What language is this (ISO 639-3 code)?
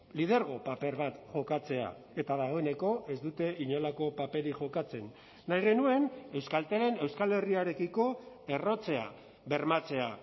eus